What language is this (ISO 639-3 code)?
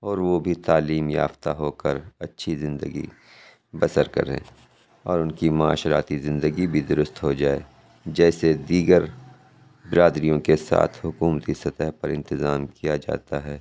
urd